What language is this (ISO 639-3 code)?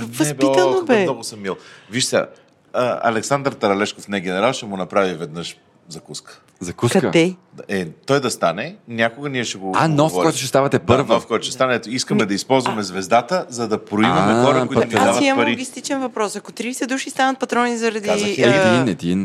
bul